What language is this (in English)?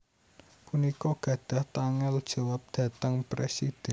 Javanese